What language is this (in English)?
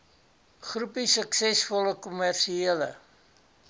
Afrikaans